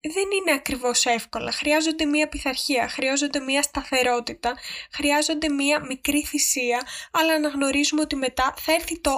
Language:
Greek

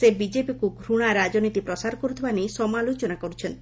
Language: Odia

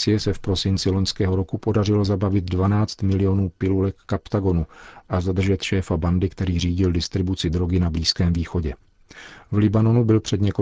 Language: Czech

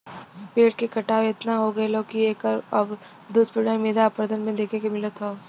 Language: Bhojpuri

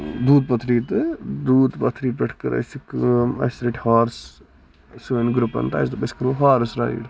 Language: Kashmiri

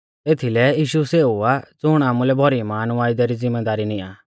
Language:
Mahasu Pahari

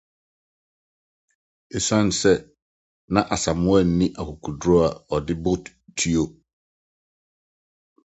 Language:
Akan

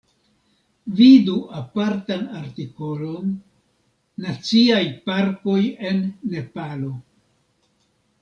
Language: Esperanto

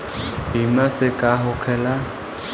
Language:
Bhojpuri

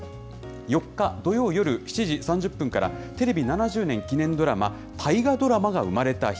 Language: Japanese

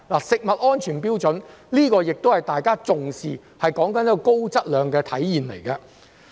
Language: Cantonese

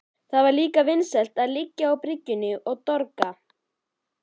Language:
Icelandic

